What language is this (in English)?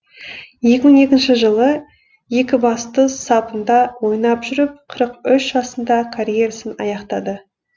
Kazakh